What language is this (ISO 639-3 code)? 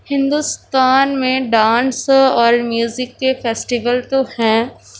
urd